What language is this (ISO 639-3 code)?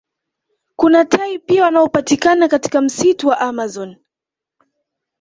swa